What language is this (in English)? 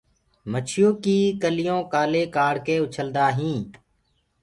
Gurgula